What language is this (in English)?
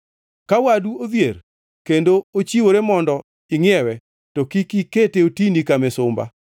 Luo (Kenya and Tanzania)